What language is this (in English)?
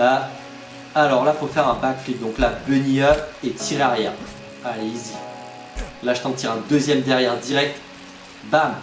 French